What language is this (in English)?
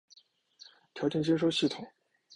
Chinese